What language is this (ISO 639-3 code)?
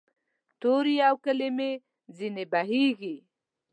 pus